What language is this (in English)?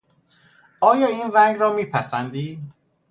Persian